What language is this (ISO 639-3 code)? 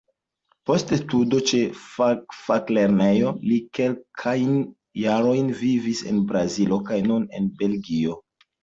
epo